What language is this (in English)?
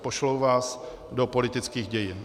Czech